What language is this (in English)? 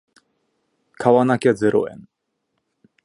Japanese